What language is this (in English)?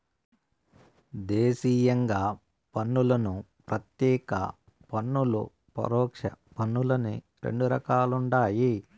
Telugu